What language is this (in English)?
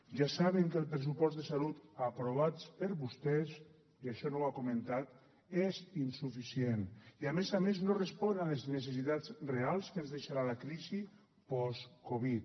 Catalan